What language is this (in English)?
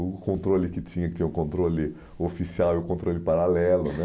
Portuguese